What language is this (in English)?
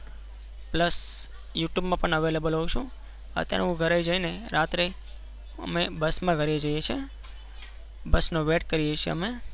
Gujarati